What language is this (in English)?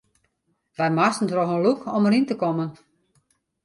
Western Frisian